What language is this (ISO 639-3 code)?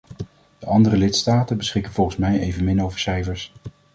nld